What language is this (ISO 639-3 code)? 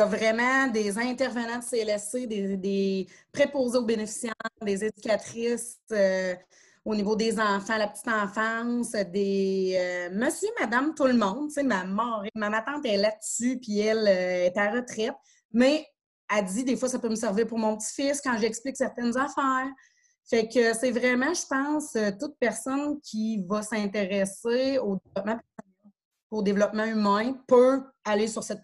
fra